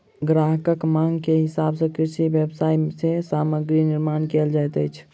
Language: Maithili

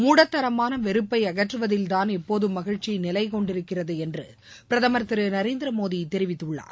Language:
Tamil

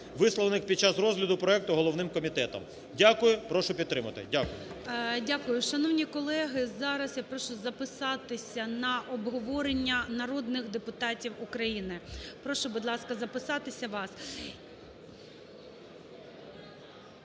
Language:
Ukrainian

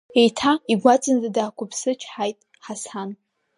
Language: Abkhazian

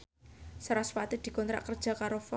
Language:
Javanese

